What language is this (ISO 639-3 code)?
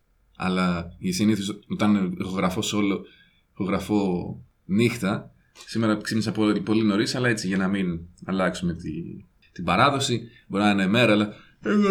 ell